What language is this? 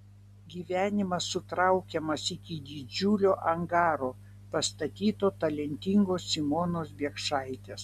Lithuanian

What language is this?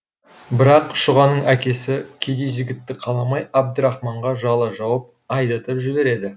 Kazakh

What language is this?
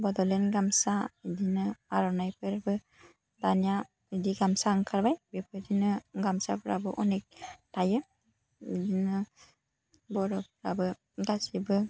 Bodo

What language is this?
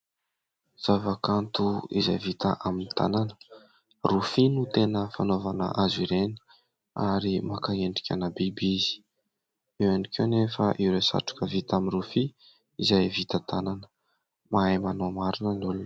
Malagasy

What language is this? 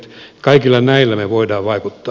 Finnish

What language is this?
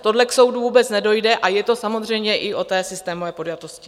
Czech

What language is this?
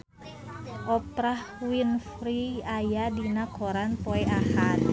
Sundanese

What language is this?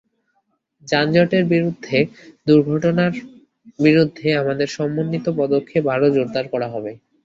Bangla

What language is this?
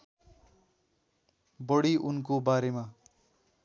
Nepali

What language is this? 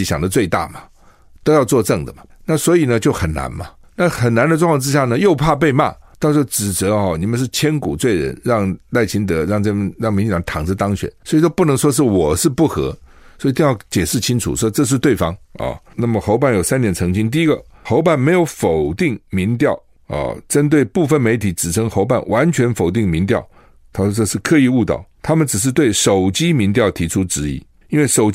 Chinese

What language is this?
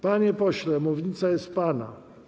Polish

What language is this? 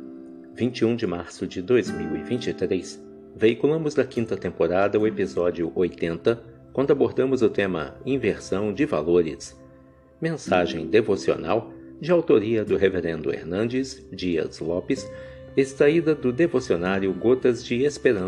Portuguese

